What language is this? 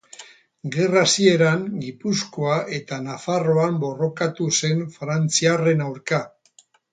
Basque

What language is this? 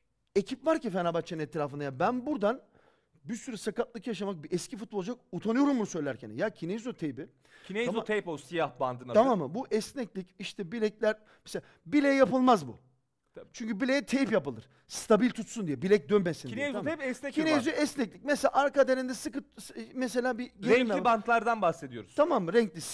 Turkish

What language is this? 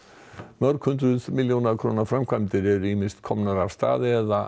Icelandic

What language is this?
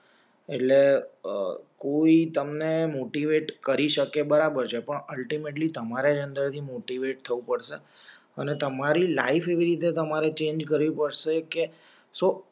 Gujarati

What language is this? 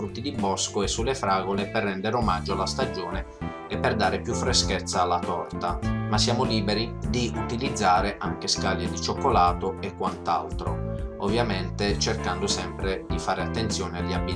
Italian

